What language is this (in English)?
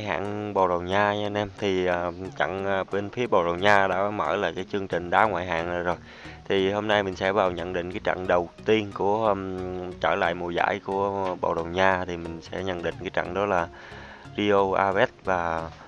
Vietnamese